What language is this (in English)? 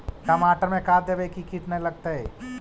Magahi